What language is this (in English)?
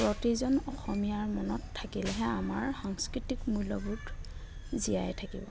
Assamese